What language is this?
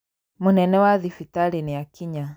Kikuyu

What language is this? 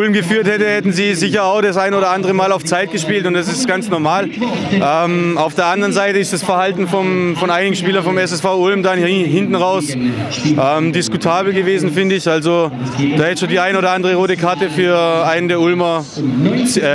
German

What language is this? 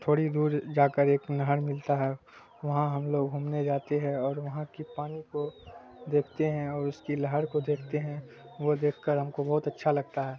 Urdu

